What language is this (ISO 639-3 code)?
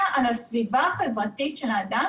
heb